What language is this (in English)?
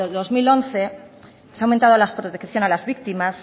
Spanish